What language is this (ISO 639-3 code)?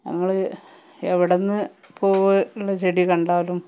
mal